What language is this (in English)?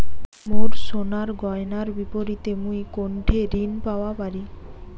Bangla